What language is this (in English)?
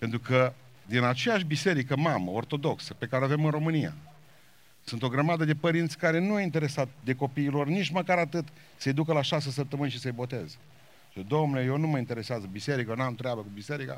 Romanian